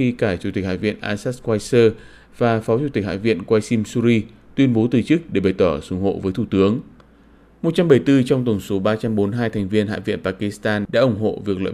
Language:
Vietnamese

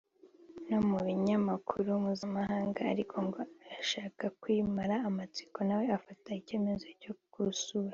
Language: Kinyarwanda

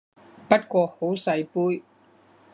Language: Cantonese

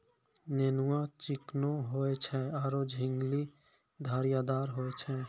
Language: Maithili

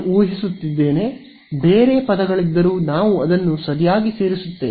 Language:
Kannada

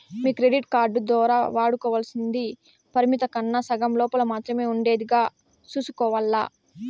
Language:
Telugu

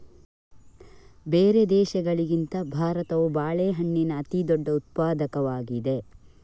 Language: Kannada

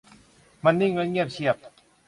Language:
Thai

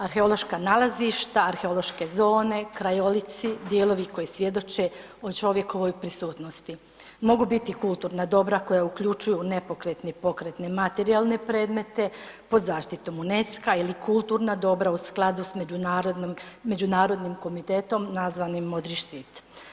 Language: Croatian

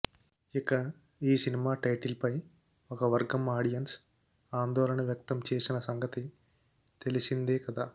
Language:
Telugu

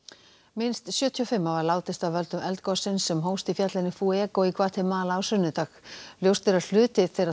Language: Icelandic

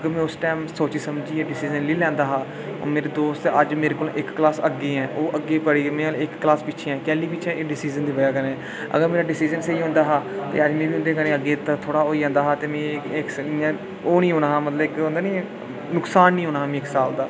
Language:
Dogri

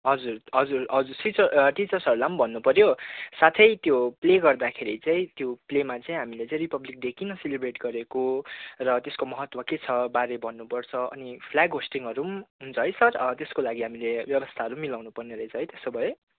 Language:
Nepali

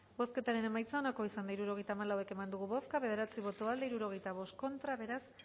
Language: Basque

